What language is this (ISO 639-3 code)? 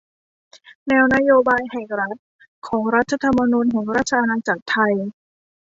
tha